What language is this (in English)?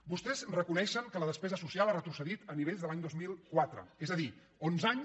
Catalan